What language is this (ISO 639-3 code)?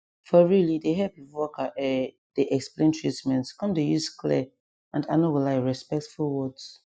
pcm